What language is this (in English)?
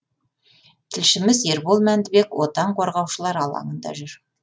Kazakh